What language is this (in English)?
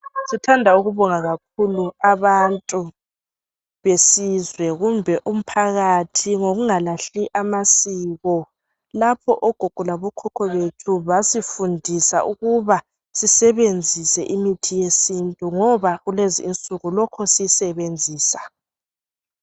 North Ndebele